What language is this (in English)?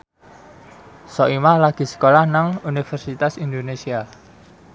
Javanese